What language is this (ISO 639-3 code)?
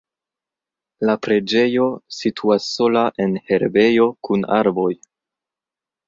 epo